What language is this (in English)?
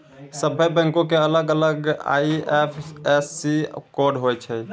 Maithili